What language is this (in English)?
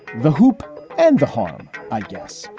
English